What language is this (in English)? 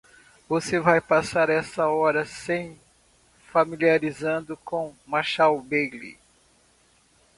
Portuguese